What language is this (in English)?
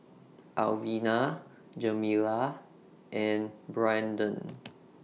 English